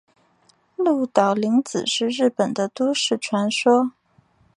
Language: Chinese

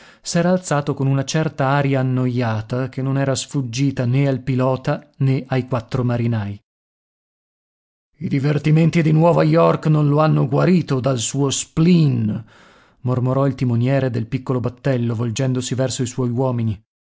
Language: Italian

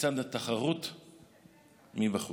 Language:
Hebrew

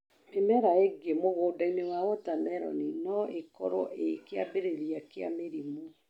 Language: Kikuyu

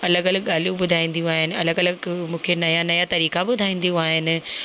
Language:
Sindhi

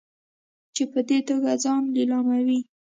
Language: Pashto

